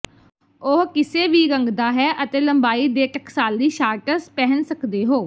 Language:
Punjabi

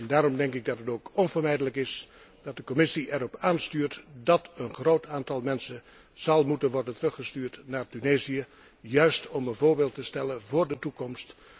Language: Dutch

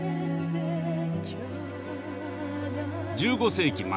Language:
Japanese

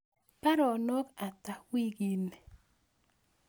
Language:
Kalenjin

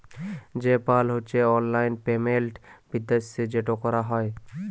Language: Bangla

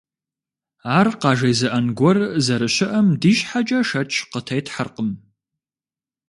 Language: Kabardian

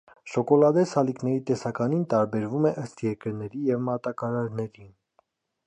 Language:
Armenian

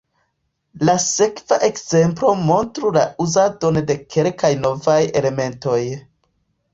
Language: Esperanto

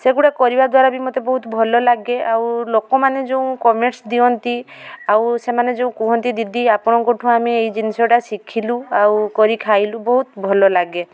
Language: Odia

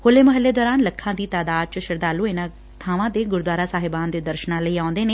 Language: Punjabi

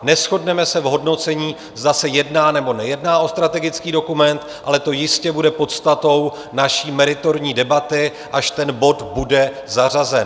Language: Czech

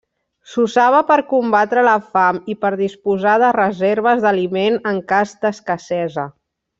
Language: Catalan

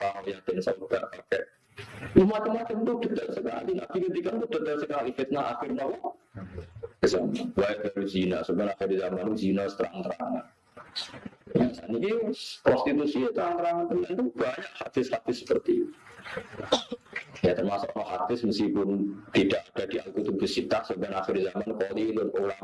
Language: Indonesian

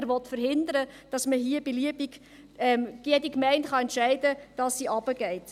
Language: Swiss German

